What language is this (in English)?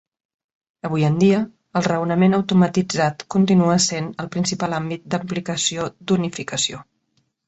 Catalan